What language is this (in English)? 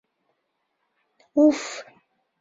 Mari